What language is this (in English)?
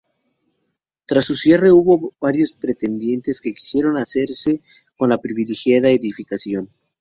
Spanish